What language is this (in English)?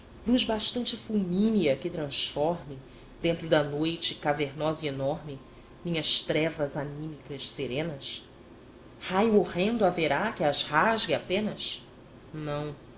Portuguese